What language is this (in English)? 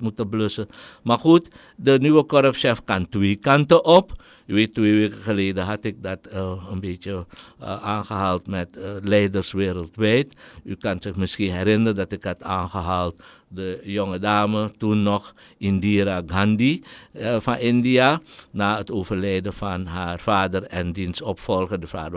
Dutch